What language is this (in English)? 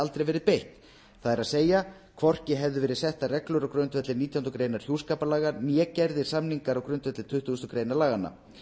Icelandic